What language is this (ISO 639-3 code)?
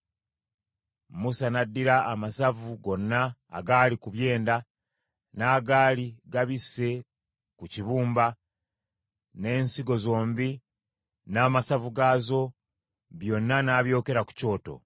lug